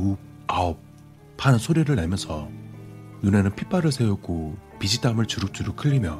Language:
Korean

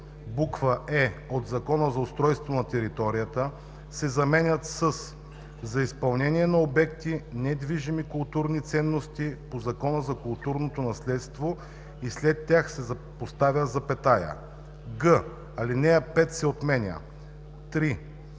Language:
Bulgarian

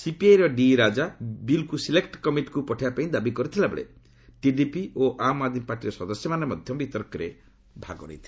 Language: Odia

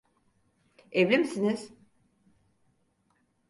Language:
Turkish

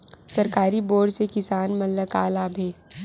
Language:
Chhattisgarhi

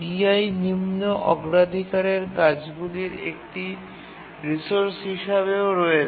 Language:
Bangla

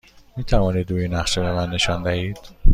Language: Persian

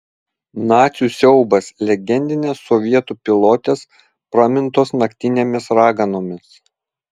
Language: Lithuanian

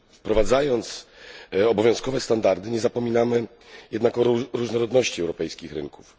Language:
Polish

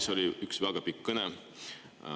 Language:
Estonian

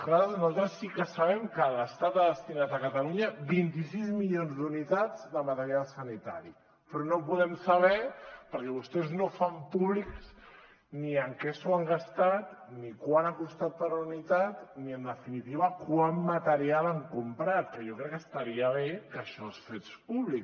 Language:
Catalan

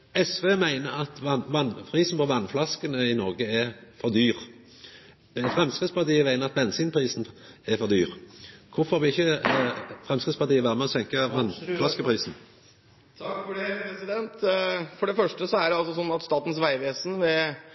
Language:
Norwegian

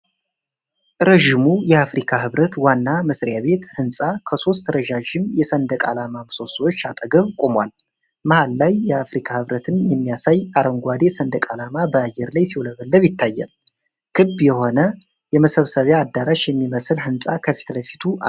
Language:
Amharic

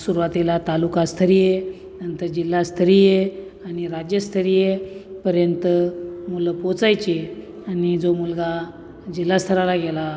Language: Marathi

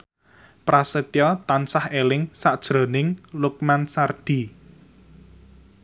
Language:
Javanese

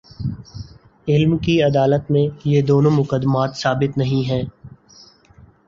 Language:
Urdu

